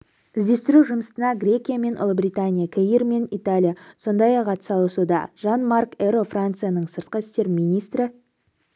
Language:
Kazakh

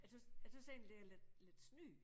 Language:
Danish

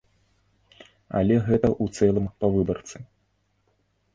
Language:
Belarusian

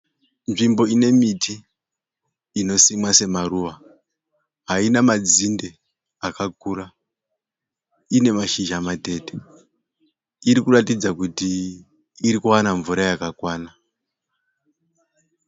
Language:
Shona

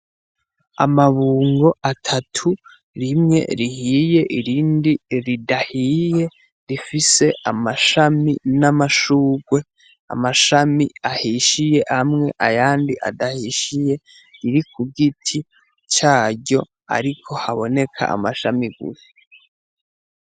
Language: Rundi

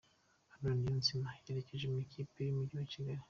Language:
Kinyarwanda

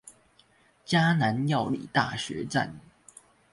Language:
Chinese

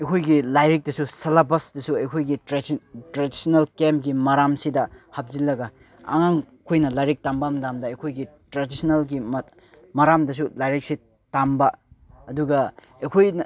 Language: Manipuri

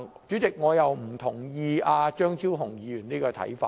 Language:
Cantonese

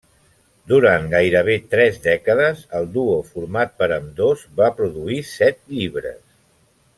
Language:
Catalan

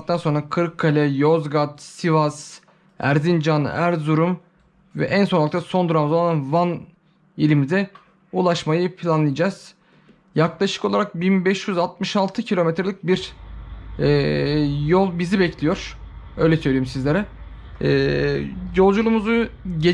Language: Turkish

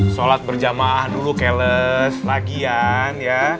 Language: Indonesian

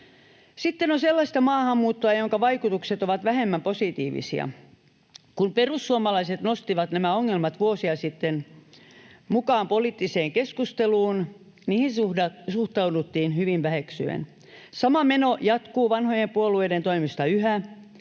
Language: Finnish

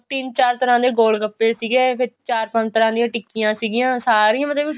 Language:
Punjabi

